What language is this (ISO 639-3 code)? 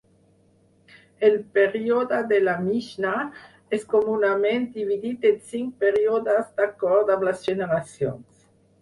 cat